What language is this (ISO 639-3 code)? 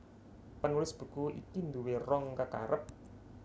jav